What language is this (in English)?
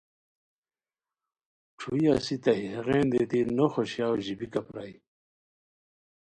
Khowar